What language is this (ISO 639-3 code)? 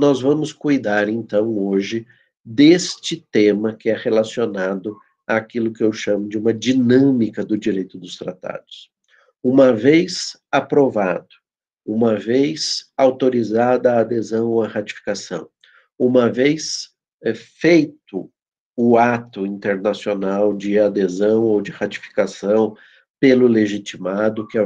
por